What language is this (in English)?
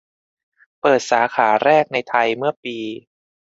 Thai